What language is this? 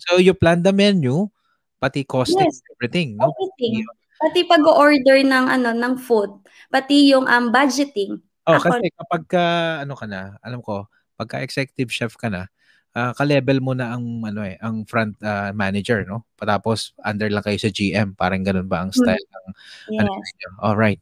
Filipino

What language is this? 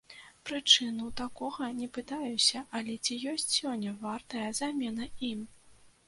Belarusian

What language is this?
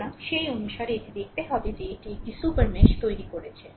Bangla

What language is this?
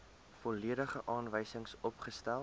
Afrikaans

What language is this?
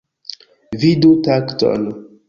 Esperanto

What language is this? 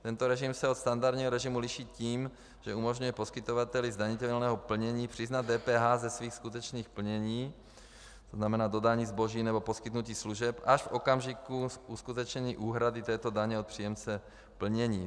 Czech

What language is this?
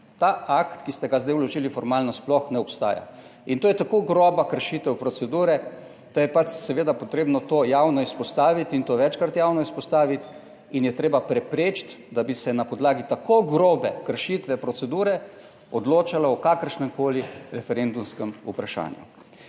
Slovenian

